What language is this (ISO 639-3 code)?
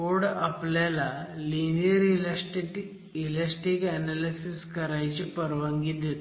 mar